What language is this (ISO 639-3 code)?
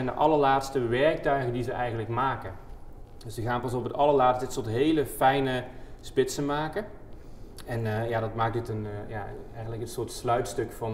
nld